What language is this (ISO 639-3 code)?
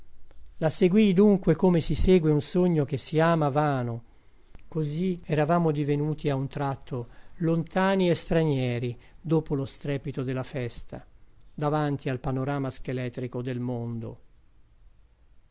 ita